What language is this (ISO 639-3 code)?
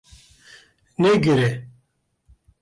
kur